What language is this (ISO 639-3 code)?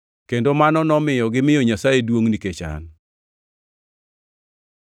luo